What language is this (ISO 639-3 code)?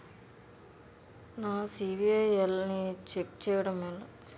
tel